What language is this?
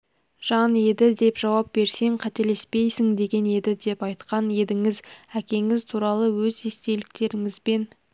Kazakh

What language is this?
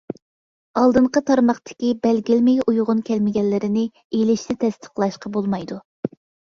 Uyghur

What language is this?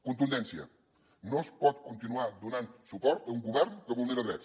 Catalan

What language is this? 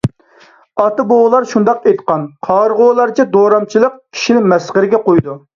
Uyghur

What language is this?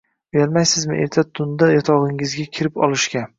Uzbek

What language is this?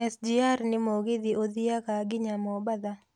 Kikuyu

